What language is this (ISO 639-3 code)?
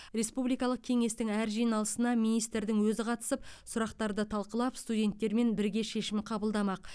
kaz